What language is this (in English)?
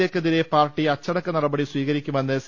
Malayalam